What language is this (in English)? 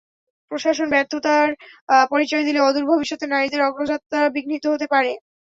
Bangla